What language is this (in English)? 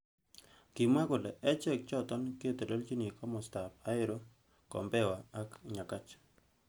Kalenjin